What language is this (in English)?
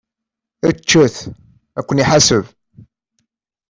Kabyle